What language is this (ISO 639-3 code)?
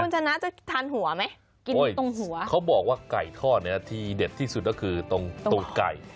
tha